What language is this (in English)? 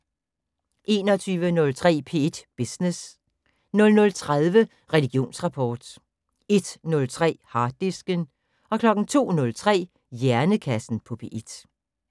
Danish